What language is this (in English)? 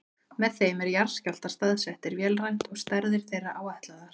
Icelandic